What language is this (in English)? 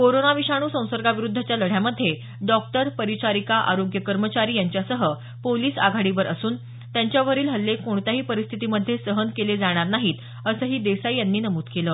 Marathi